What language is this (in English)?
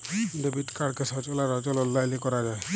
Bangla